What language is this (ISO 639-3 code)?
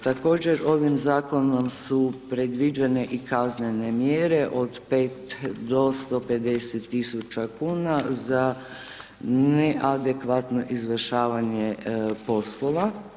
hrv